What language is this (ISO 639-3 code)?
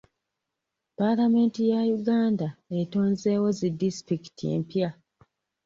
lug